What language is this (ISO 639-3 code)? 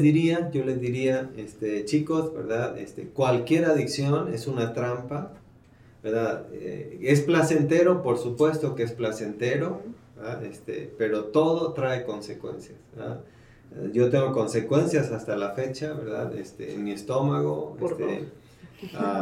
spa